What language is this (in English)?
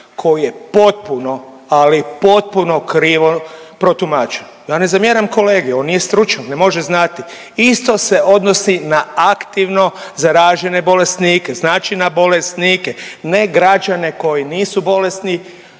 Croatian